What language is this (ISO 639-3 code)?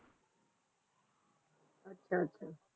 pan